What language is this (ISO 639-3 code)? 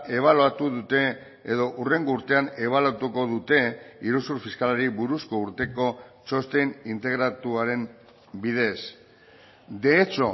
eus